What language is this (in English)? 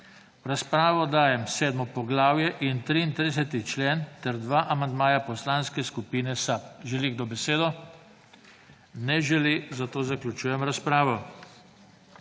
Slovenian